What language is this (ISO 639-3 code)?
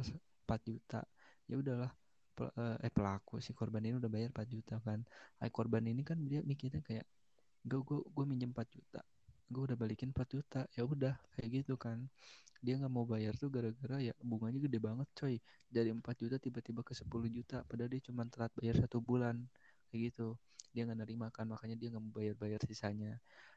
ind